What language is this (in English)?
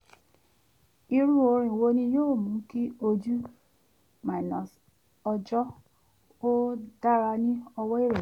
Yoruba